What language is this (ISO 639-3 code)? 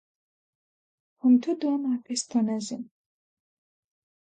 lav